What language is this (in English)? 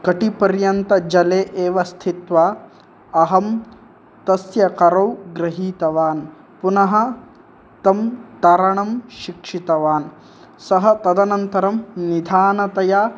Sanskrit